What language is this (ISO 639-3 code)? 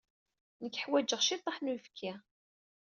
kab